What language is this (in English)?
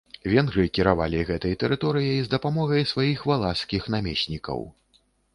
Belarusian